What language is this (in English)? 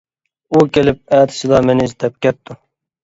Uyghur